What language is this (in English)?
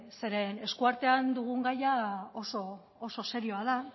Basque